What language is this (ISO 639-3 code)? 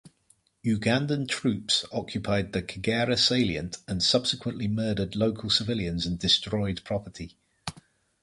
eng